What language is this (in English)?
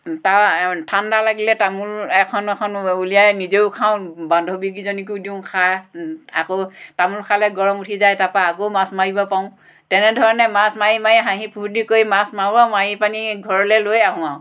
Assamese